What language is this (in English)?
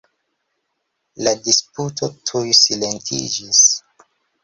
Esperanto